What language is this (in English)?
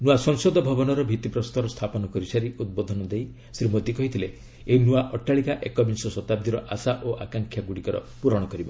Odia